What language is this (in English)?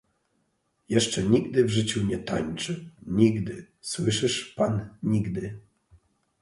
Polish